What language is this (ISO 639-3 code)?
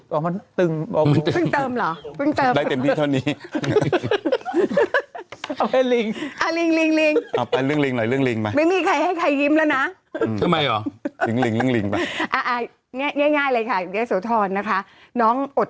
tha